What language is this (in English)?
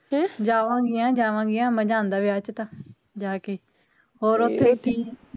Punjabi